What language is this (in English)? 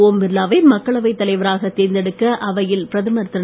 Tamil